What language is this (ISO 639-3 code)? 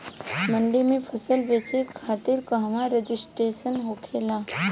bho